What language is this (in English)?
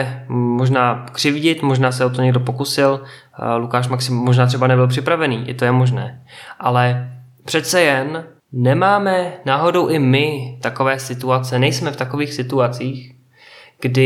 Czech